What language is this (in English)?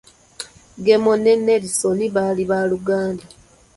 Ganda